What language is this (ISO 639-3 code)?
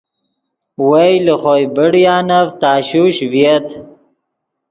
ydg